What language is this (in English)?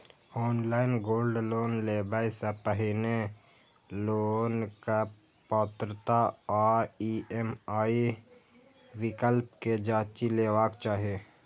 Maithili